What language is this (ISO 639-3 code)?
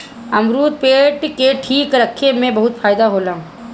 bho